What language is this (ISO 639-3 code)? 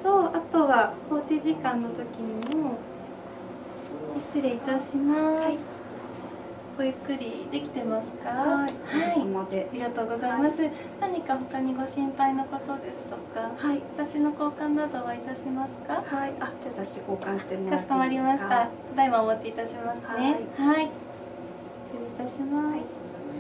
jpn